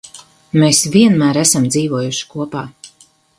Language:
Latvian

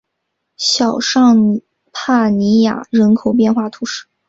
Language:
Chinese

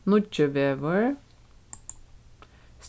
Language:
Faroese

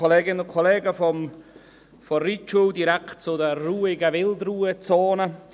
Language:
Swiss German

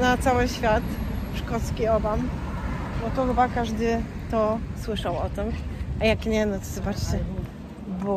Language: Polish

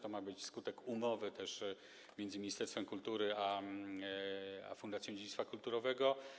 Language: Polish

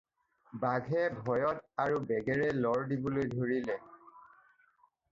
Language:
Assamese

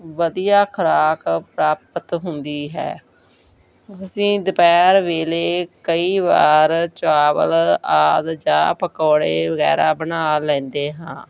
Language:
Punjabi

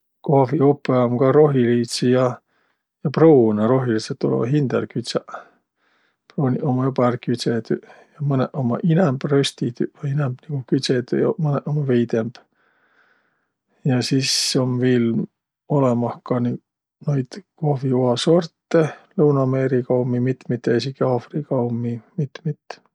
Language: Võro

